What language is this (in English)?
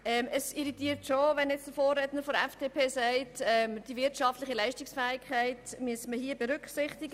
Swiss German